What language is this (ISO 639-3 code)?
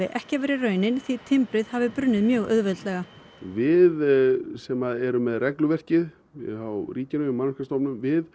isl